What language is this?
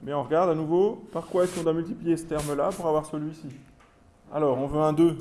French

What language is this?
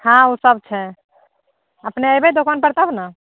Maithili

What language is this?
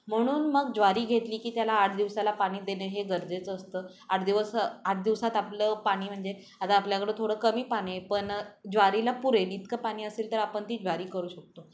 Marathi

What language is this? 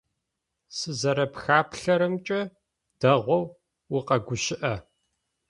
Adyghe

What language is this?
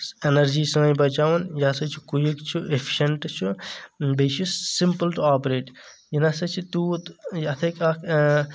Kashmiri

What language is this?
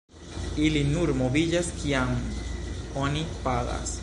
Esperanto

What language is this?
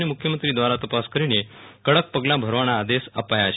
Gujarati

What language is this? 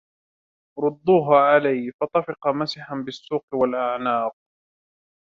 Arabic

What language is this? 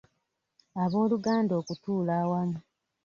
Ganda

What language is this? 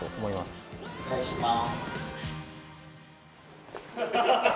Japanese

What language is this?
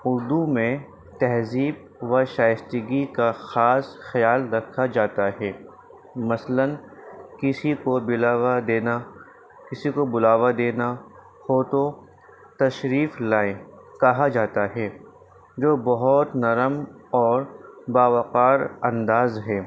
Urdu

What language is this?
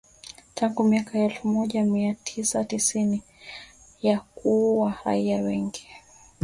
Swahili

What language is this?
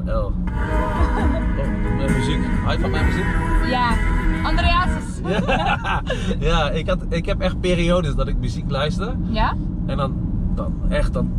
Dutch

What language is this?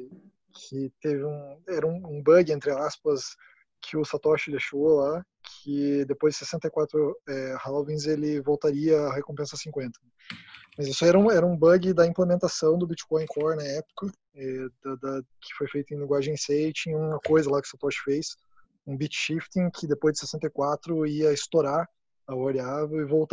Portuguese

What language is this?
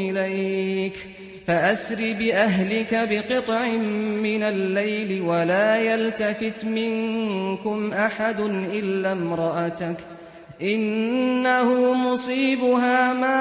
Arabic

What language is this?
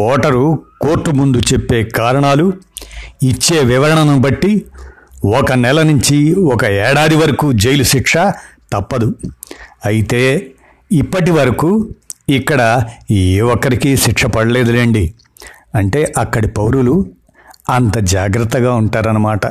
Telugu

